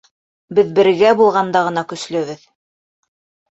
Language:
Bashkir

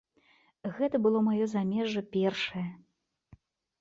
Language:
Belarusian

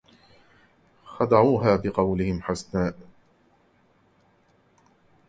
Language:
Arabic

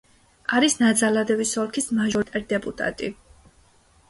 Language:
Georgian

